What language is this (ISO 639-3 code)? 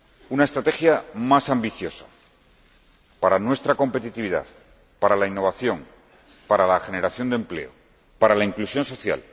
spa